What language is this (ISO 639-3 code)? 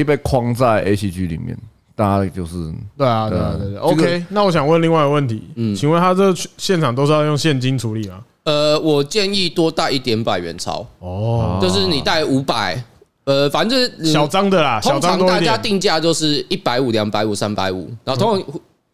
zho